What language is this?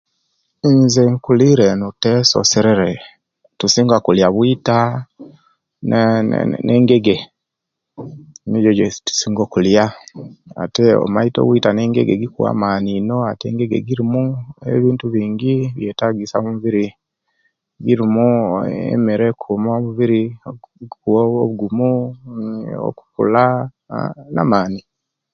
Kenyi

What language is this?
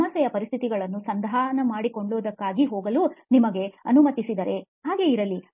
Kannada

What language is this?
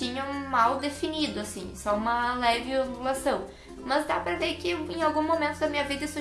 Portuguese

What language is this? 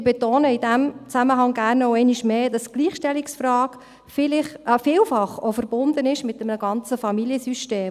Swiss German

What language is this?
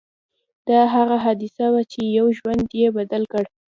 Pashto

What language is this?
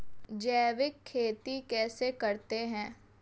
Hindi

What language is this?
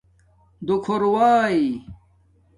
Domaaki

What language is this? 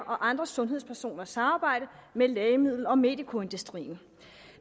Danish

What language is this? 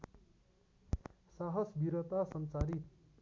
Nepali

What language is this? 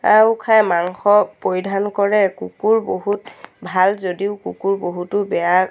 Assamese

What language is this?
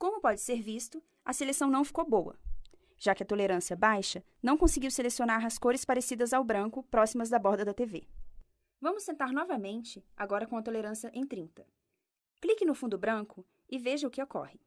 Portuguese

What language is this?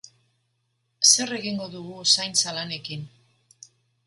Basque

